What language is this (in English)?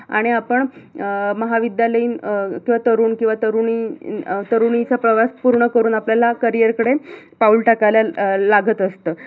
Marathi